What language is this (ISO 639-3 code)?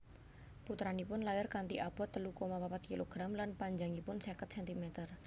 jav